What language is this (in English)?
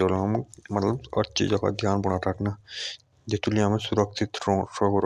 Jaunsari